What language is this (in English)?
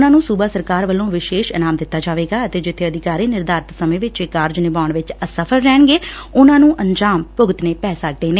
Punjabi